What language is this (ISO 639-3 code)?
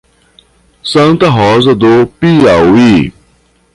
por